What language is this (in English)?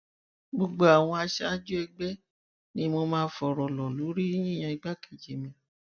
Yoruba